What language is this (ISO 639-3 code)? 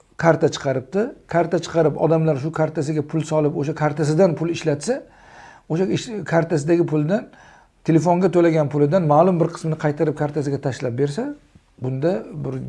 tur